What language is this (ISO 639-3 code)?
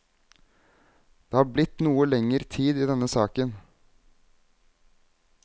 nor